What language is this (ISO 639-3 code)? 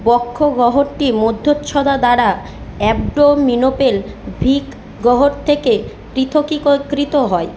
ben